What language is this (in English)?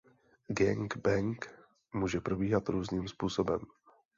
Czech